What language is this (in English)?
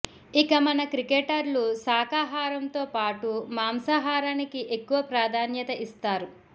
Telugu